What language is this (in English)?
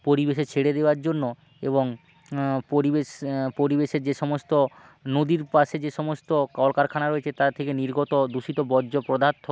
Bangla